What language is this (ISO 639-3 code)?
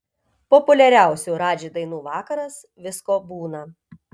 lit